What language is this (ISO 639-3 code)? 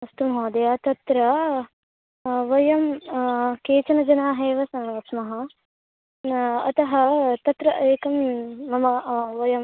san